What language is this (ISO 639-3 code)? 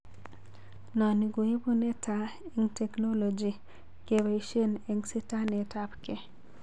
kln